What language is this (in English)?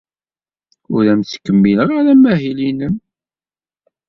Kabyle